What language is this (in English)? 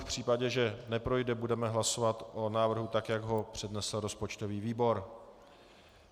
Czech